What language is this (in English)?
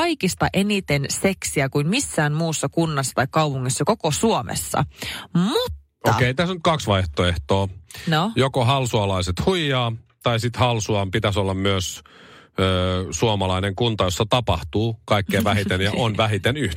Finnish